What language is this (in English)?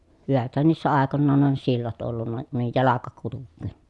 Finnish